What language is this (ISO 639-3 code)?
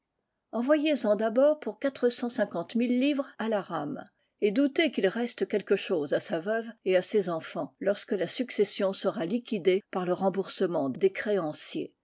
fra